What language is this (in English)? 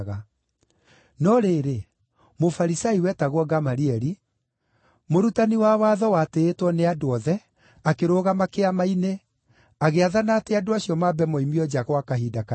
Kikuyu